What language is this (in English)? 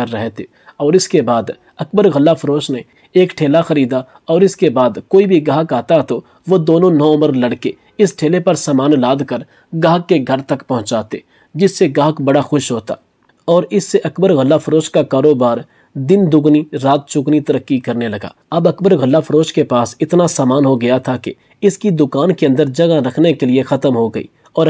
Hindi